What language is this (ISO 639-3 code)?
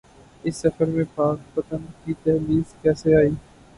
urd